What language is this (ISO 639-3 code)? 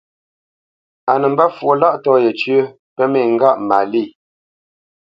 bce